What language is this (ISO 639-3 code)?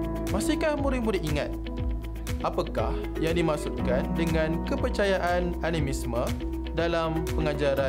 msa